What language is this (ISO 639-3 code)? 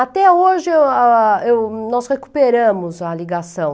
por